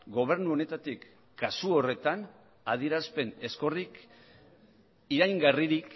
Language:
Basque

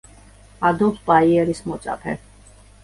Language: Georgian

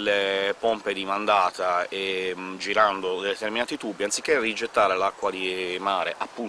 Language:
Italian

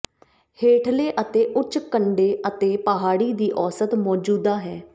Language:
Punjabi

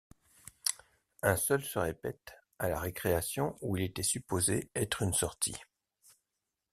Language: French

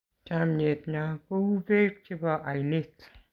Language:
Kalenjin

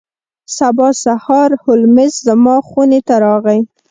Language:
Pashto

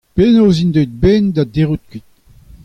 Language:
Breton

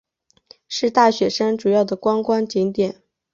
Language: Chinese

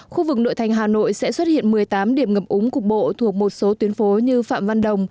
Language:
Vietnamese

